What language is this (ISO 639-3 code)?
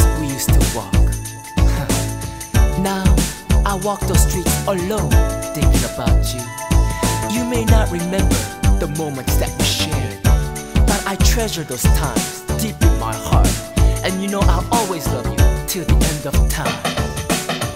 tha